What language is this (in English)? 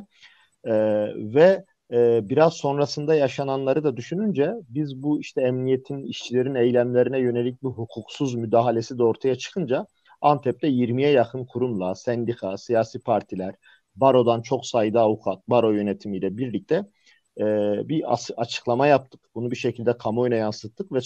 Turkish